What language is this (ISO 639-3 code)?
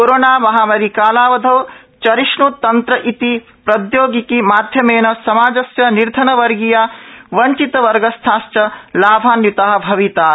san